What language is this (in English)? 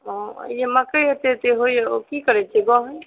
Maithili